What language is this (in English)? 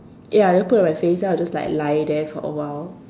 English